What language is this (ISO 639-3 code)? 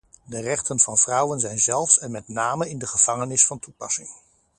nld